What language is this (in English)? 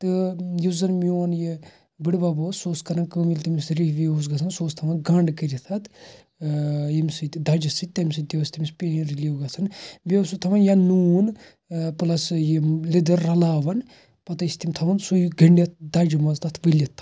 Kashmiri